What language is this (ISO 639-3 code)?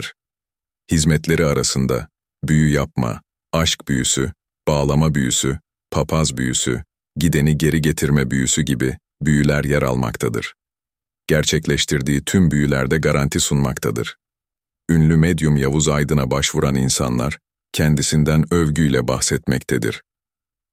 tur